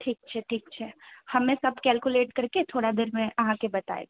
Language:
Maithili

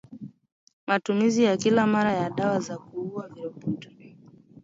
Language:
Swahili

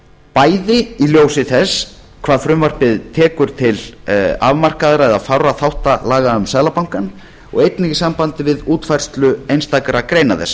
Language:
Icelandic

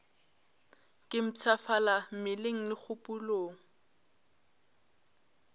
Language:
Northern Sotho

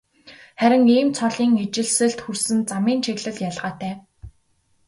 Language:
Mongolian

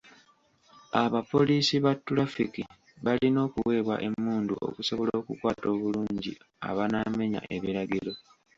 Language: Ganda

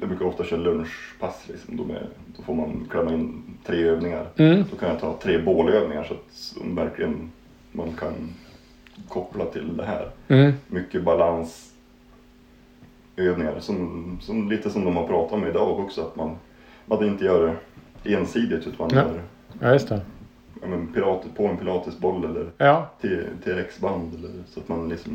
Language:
Swedish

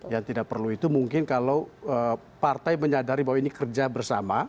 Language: Indonesian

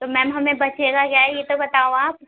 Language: Urdu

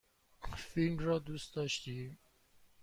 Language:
Persian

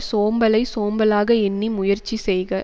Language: Tamil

